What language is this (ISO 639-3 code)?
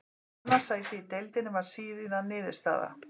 isl